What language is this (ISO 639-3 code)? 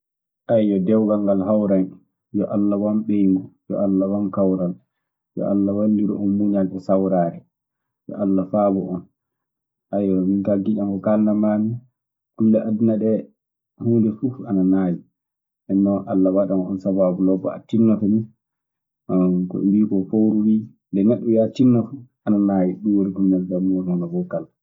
ffm